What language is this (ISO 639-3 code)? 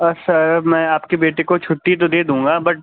urd